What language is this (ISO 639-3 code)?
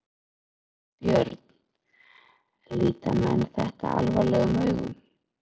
isl